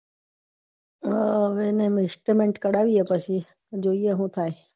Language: Gujarati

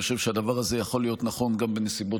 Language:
Hebrew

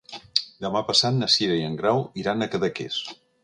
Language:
Catalan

